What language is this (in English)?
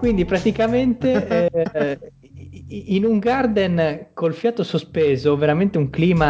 Italian